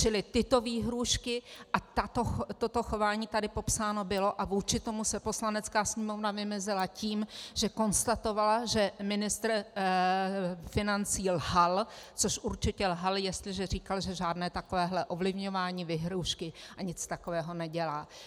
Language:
Czech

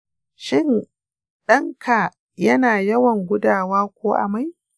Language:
Hausa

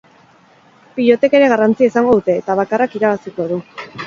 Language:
Basque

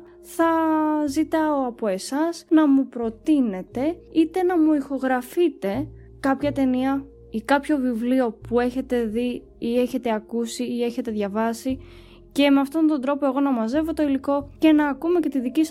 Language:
Greek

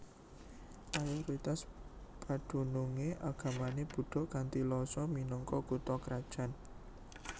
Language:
Javanese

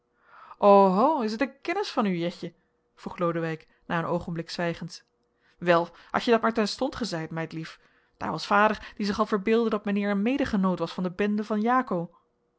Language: Dutch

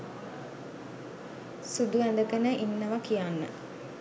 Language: Sinhala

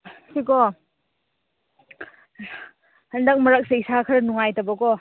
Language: Manipuri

